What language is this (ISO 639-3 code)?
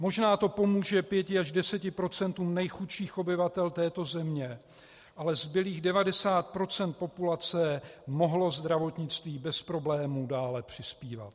ces